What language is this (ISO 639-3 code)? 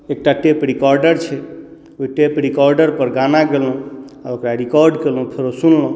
mai